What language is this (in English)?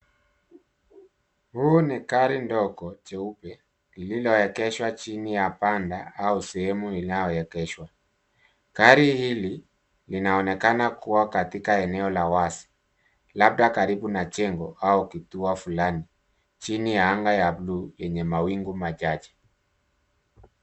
Swahili